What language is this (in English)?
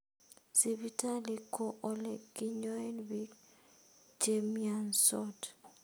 Kalenjin